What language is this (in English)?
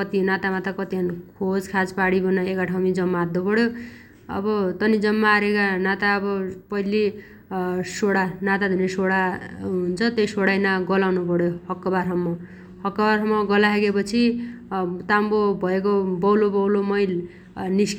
Dotyali